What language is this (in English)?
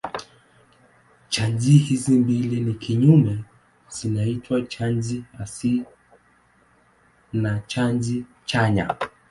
Swahili